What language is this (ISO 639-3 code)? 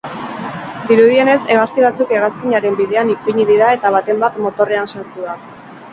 eus